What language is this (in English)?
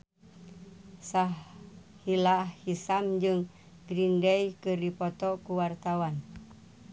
Sundanese